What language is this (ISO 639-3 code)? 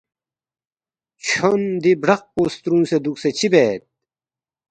bft